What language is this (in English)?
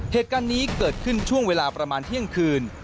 Thai